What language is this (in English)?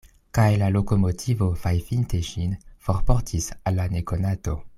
Esperanto